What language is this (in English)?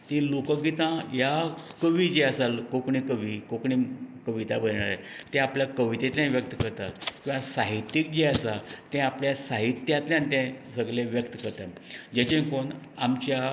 Konkani